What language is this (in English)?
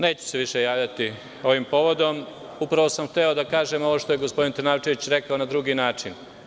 Serbian